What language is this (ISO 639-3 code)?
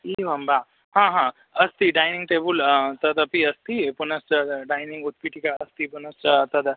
san